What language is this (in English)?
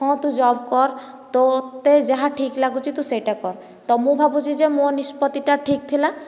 Odia